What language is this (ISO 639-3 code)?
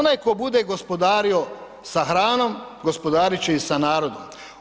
hrv